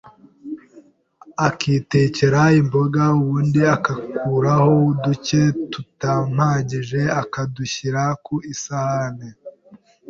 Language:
Kinyarwanda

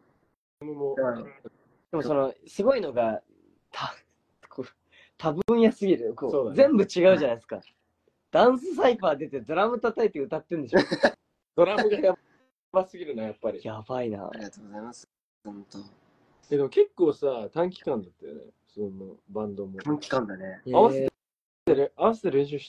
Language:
Japanese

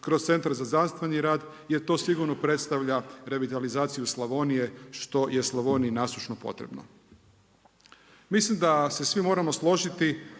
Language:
Croatian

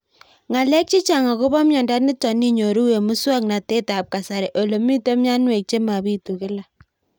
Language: Kalenjin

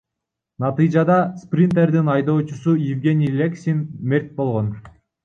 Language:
Kyrgyz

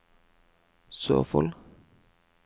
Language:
Norwegian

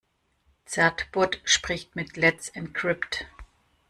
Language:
German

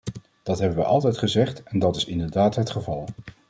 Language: Dutch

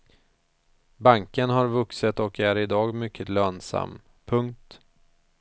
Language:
Swedish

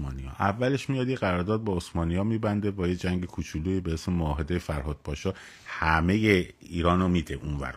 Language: Persian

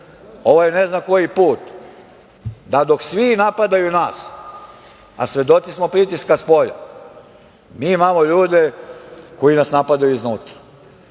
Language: Serbian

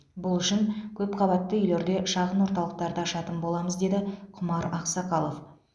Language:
Kazakh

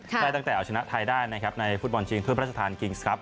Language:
Thai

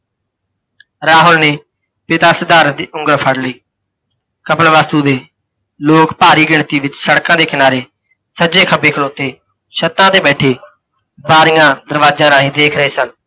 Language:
Punjabi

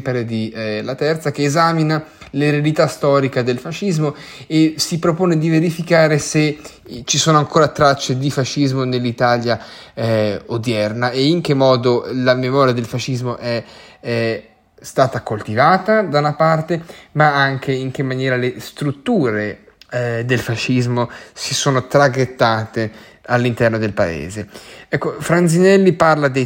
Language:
Italian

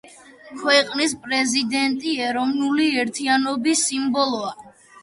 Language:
Georgian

